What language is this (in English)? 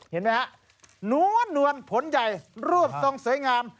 Thai